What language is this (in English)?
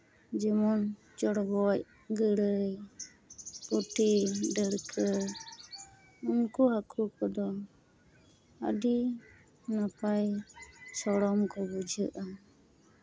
Santali